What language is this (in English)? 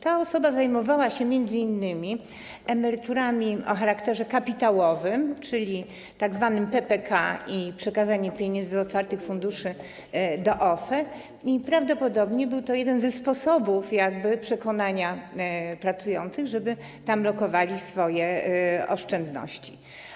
Polish